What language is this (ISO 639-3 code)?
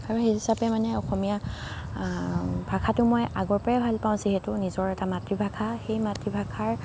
asm